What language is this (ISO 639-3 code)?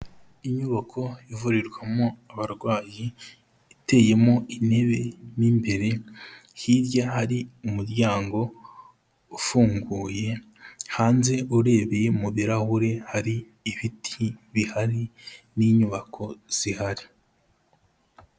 kin